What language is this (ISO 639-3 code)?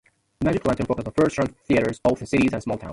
eng